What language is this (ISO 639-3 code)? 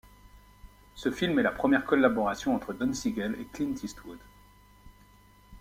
fra